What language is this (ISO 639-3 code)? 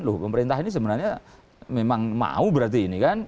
ind